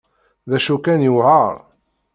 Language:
Kabyle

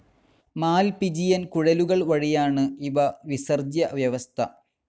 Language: Malayalam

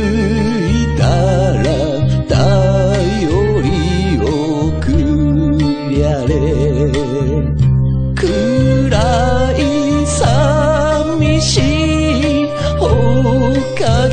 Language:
Korean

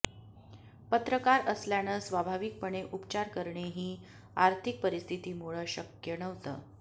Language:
Marathi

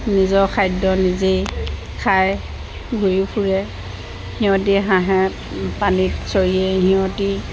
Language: Assamese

